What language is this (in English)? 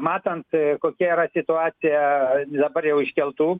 Lithuanian